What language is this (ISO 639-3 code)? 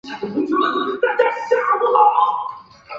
zho